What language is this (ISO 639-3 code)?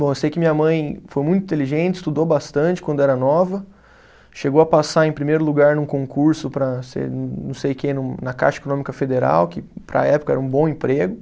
por